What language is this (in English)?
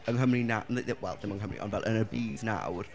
Welsh